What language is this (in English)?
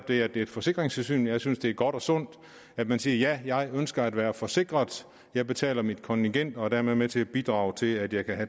Danish